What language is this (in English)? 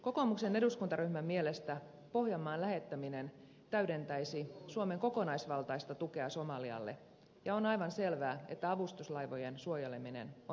Finnish